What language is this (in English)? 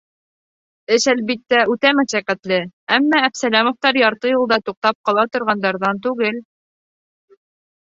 Bashkir